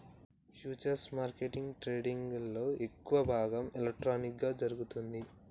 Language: Telugu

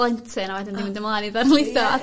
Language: Welsh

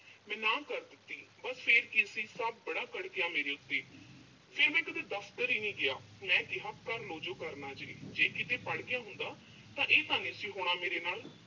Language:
Punjabi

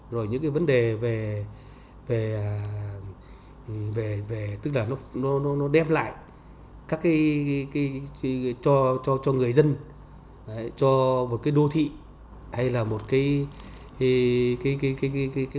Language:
Vietnamese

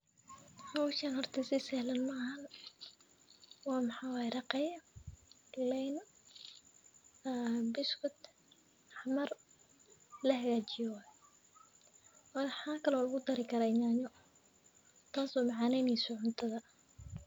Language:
Somali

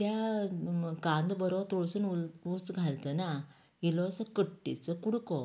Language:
Konkani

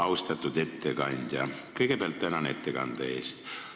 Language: Estonian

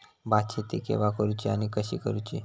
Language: Marathi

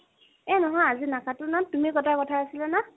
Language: Assamese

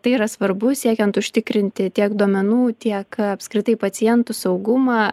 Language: Lithuanian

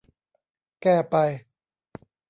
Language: Thai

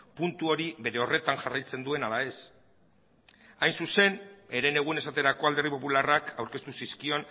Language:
Basque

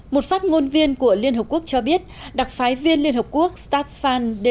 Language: Vietnamese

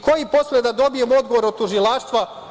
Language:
Serbian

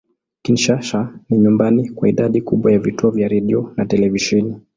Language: Swahili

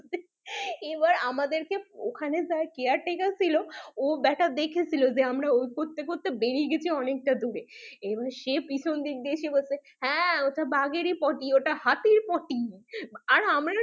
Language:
Bangla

